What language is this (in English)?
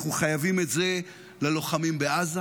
Hebrew